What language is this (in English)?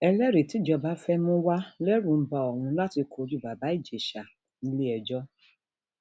Yoruba